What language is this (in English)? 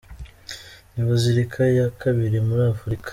Kinyarwanda